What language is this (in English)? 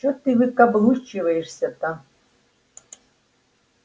Russian